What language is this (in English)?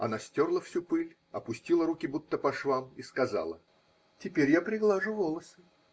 Russian